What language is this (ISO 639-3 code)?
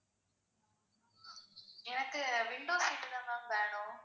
tam